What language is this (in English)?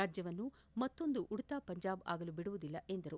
Kannada